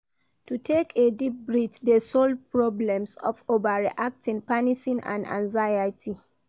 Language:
Nigerian Pidgin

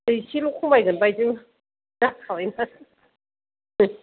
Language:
Bodo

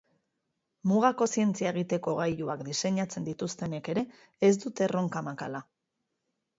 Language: Basque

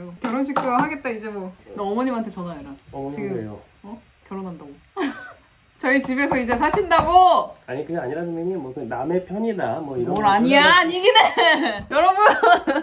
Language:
Korean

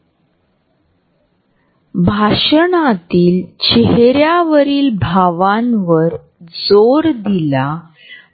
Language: Marathi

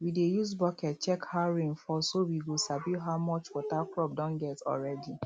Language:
Nigerian Pidgin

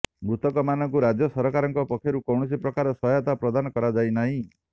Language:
Odia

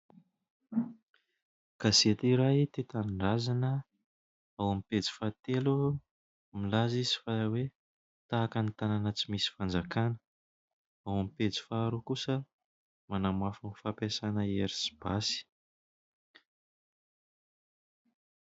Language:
Malagasy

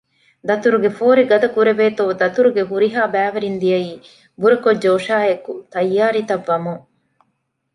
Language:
Divehi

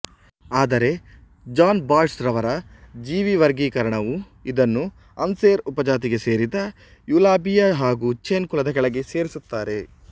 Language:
Kannada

